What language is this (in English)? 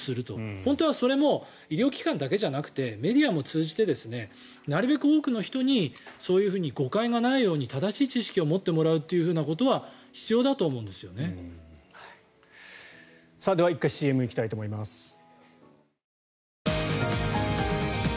Japanese